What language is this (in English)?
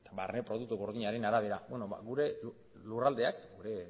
Basque